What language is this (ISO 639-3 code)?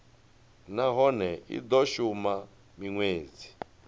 ven